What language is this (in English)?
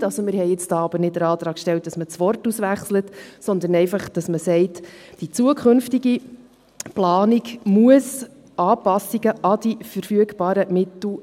Swiss German